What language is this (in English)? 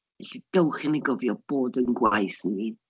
Welsh